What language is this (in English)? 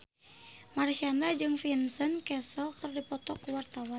Sundanese